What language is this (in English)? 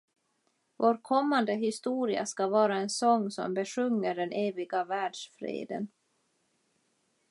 Swedish